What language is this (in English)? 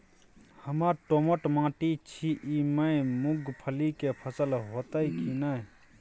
Maithili